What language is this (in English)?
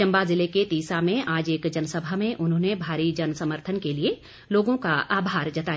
Hindi